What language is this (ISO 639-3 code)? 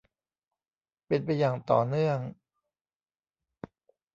tha